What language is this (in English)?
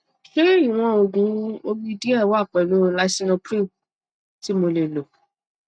Yoruba